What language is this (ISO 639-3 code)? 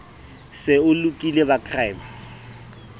sot